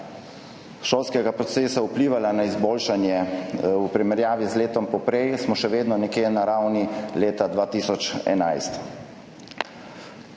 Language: Slovenian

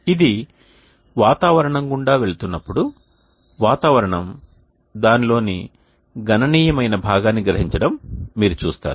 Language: Telugu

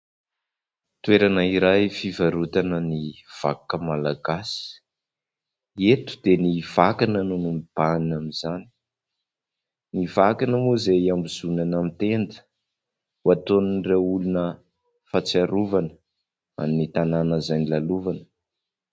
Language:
Malagasy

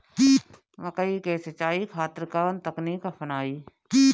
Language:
Bhojpuri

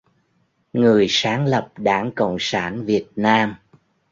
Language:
Vietnamese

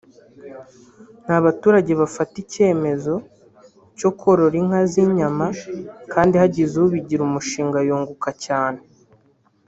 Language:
Kinyarwanda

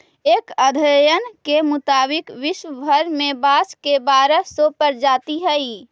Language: Magahi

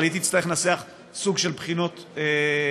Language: Hebrew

